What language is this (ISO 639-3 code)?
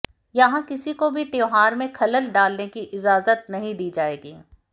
hin